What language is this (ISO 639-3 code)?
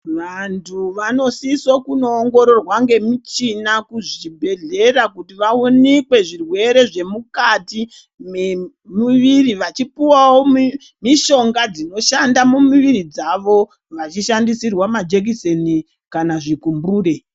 ndc